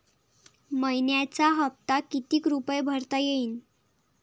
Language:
Marathi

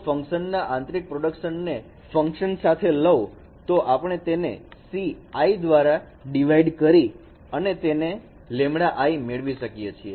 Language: Gujarati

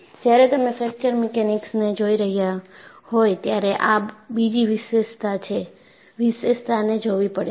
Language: Gujarati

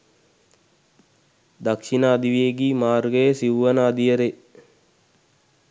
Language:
Sinhala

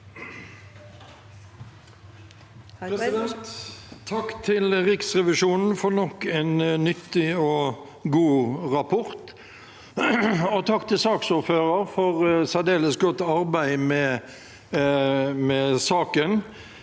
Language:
Norwegian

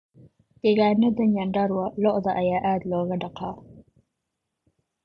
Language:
Somali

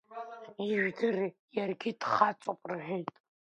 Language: Abkhazian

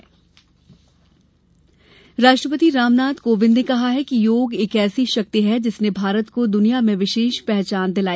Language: Hindi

